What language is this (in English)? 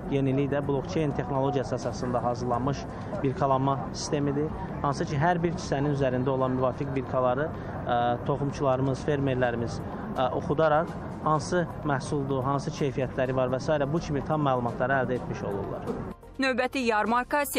Turkish